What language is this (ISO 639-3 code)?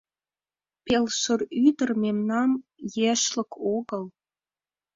chm